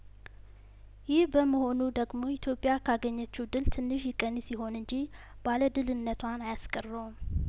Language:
Amharic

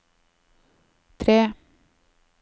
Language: Norwegian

